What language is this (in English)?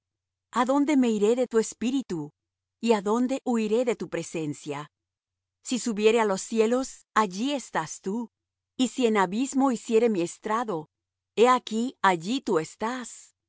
Spanish